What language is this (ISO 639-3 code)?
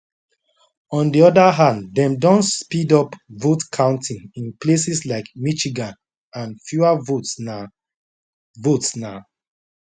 pcm